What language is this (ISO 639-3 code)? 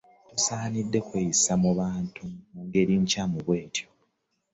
lug